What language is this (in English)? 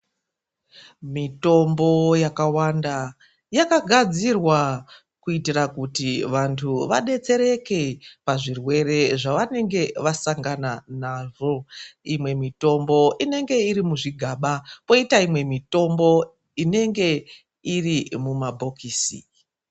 Ndau